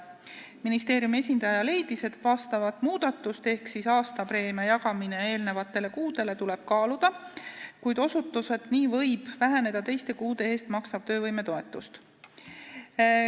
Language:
Estonian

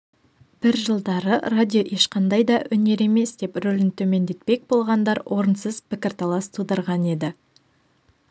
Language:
Kazakh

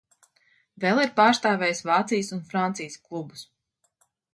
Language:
Latvian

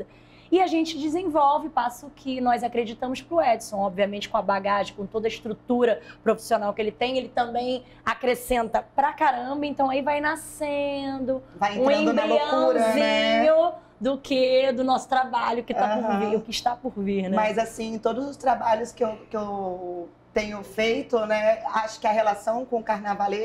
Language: Portuguese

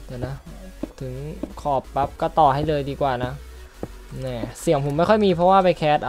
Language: Thai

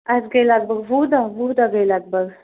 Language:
Kashmiri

